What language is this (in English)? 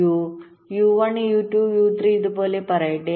Malayalam